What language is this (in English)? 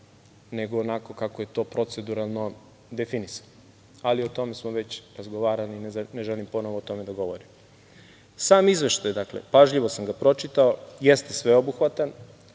Serbian